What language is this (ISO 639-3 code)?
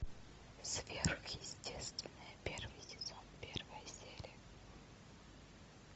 rus